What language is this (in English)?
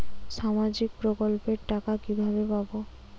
Bangla